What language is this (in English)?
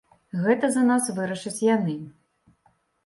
Belarusian